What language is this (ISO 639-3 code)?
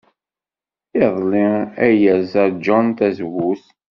kab